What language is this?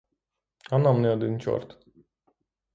Ukrainian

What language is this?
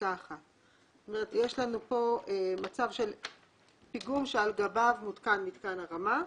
Hebrew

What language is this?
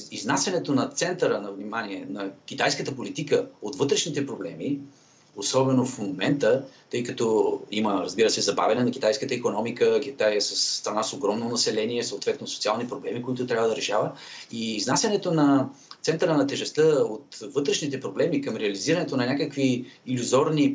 Bulgarian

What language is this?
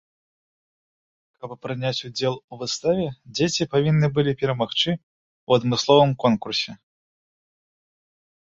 Belarusian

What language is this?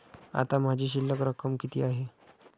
Marathi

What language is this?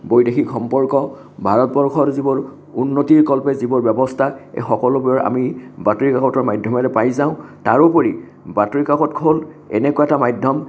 Assamese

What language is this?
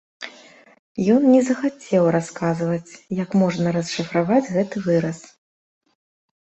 Belarusian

